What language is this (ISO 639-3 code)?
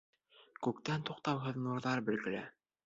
bak